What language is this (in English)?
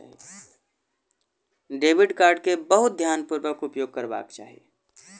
Maithili